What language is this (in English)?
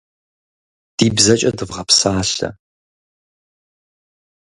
Kabardian